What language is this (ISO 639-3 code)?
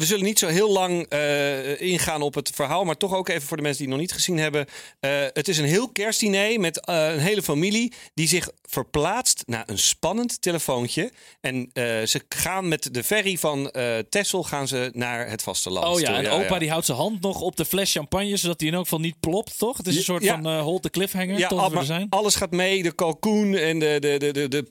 nld